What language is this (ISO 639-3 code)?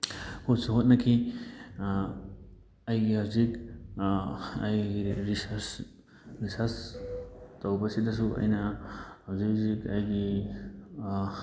mni